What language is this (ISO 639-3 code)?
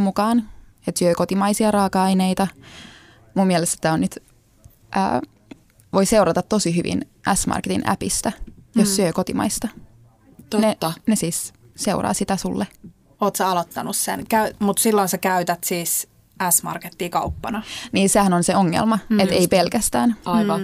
fin